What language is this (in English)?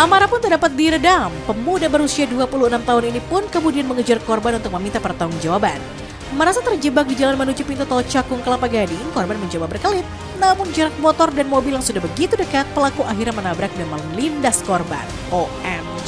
Indonesian